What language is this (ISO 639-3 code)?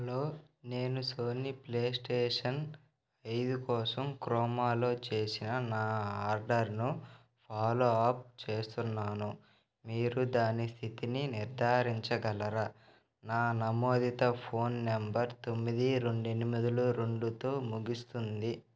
tel